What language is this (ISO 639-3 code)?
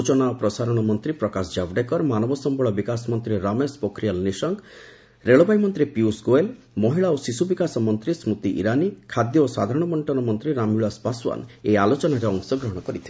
ori